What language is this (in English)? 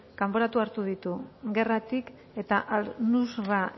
Basque